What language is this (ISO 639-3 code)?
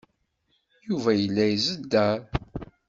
kab